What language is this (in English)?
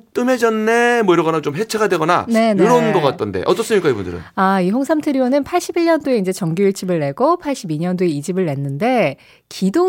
Korean